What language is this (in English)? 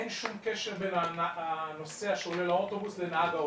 Hebrew